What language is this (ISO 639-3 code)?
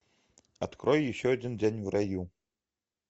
rus